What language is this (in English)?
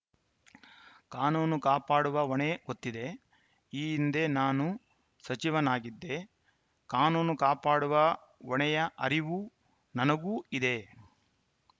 Kannada